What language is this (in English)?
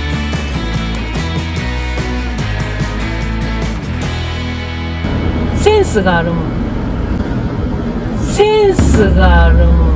Japanese